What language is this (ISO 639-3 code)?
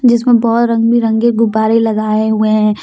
hin